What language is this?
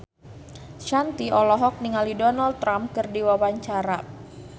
Sundanese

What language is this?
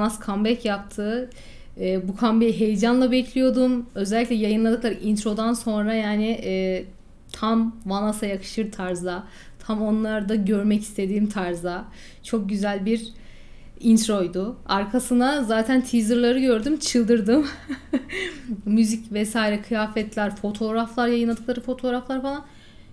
Turkish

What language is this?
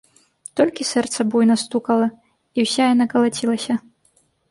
Belarusian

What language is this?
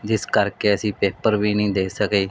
Punjabi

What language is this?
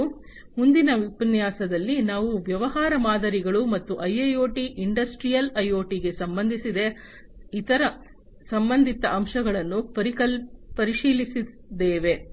Kannada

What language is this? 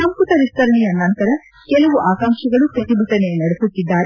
Kannada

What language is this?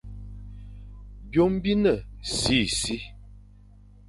Fang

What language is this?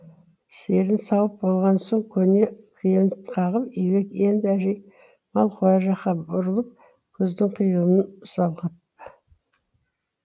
Kazakh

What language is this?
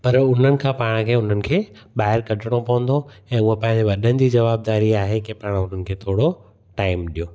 Sindhi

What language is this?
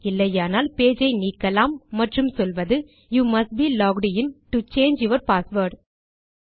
Tamil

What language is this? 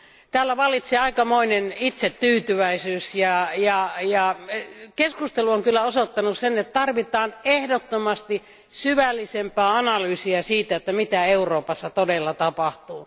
Finnish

